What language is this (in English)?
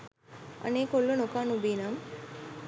Sinhala